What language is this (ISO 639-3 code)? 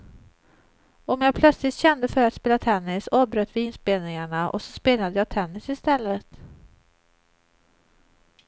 swe